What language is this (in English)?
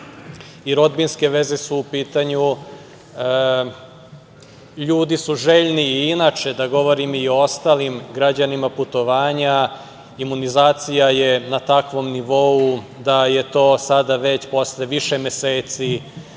Serbian